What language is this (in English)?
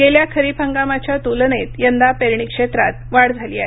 Marathi